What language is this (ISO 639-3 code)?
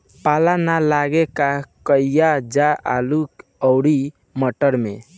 bho